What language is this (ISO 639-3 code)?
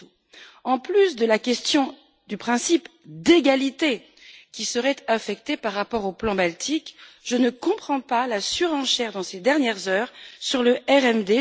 fra